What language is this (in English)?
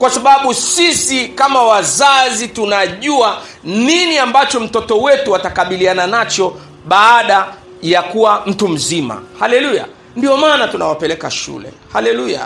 Swahili